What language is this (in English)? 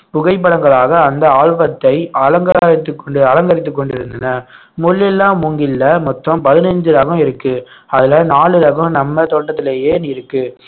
Tamil